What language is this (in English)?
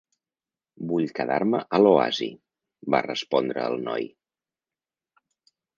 Catalan